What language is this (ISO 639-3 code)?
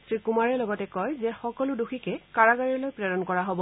asm